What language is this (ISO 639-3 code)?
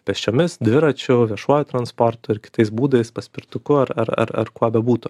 lit